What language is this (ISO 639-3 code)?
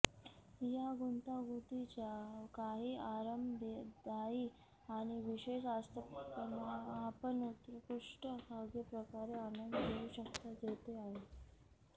mar